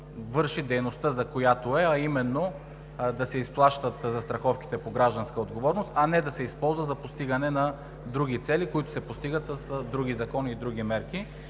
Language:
Bulgarian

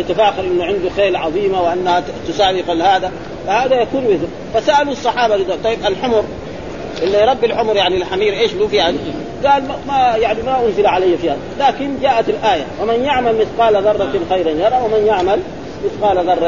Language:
Arabic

